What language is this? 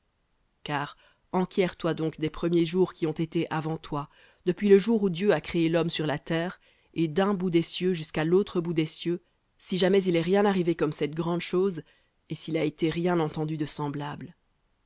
French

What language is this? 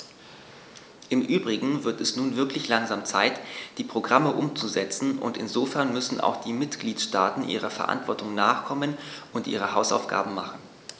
German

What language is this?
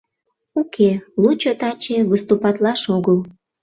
Mari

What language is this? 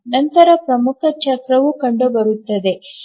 Kannada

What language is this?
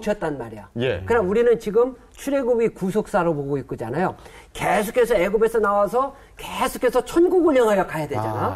Korean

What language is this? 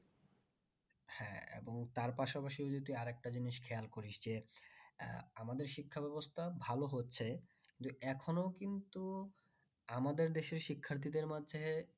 Bangla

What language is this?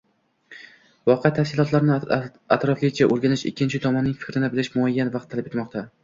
Uzbek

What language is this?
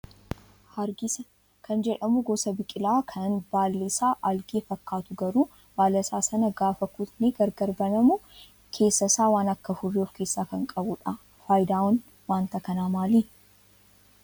Oromo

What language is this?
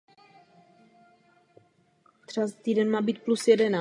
Czech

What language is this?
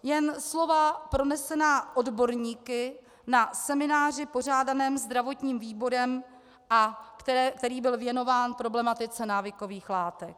Czech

